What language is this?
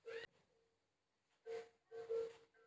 Chhattisgarhi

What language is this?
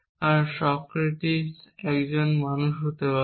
Bangla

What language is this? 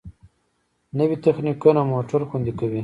Pashto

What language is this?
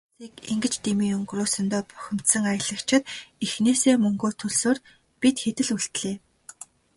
Mongolian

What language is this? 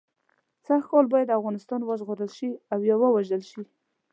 Pashto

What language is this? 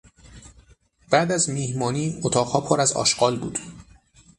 Persian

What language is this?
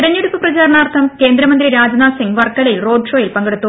Malayalam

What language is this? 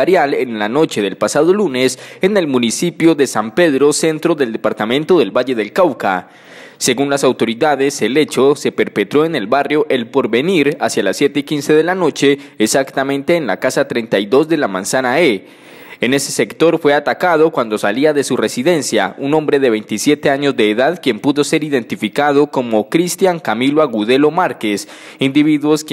Spanish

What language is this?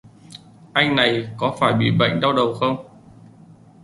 Vietnamese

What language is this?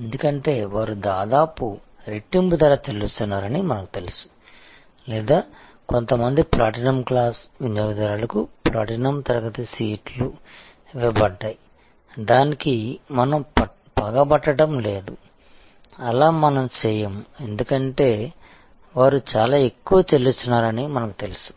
Telugu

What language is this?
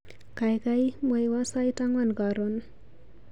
Kalenjin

